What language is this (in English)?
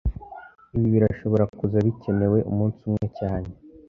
Kinyarwanda